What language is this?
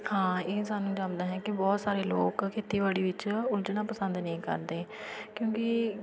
Punjabi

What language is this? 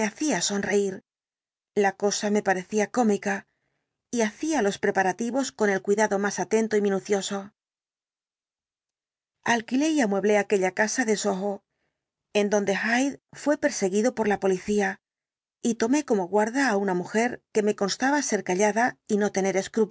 Spanish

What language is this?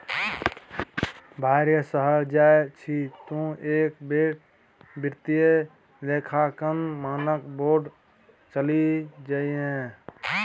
Maithili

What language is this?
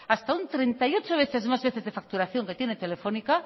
Spanish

